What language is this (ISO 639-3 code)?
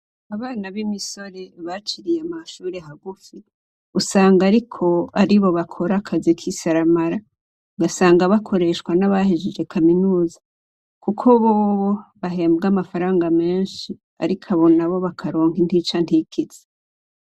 run